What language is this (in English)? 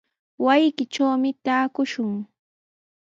Sihuas Ancash Quechua